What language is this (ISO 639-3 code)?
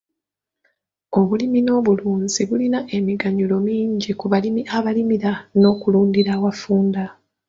lug